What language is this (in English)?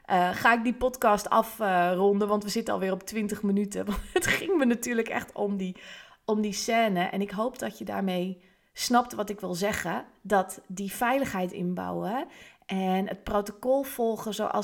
Dutch